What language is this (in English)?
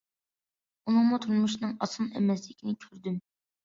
Uyghur